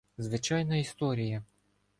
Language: Ukrainian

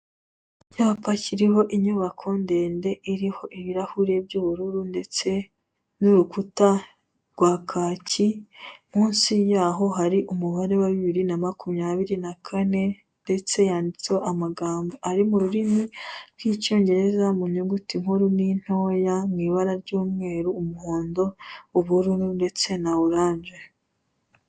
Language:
Kinyarwanda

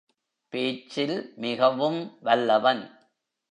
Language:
Tamil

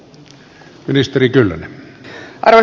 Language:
Finnish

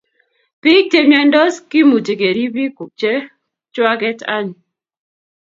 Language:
Kalenjin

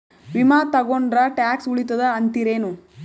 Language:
Kannada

